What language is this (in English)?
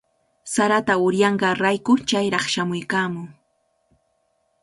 Cajatambo North Lima Quechua